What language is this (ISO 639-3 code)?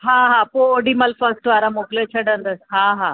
snd